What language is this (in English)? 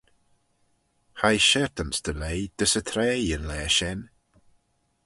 Manx